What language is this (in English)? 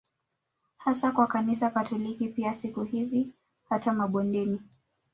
Swahili